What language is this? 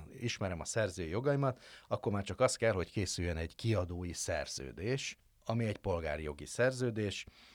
Hungarian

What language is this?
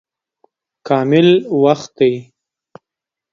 Pashto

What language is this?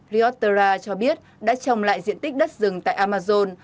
Vietnamese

